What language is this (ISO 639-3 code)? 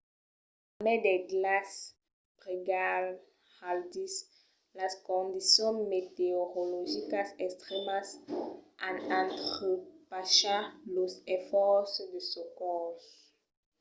oci